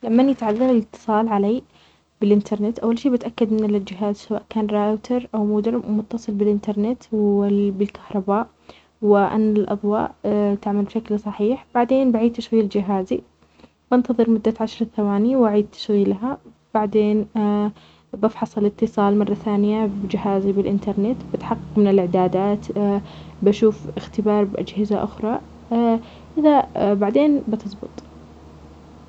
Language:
Omani Arabic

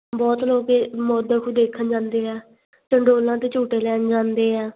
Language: Punjabi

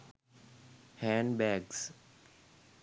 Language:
Sinhala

